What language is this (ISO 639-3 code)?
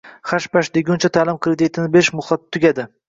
uzb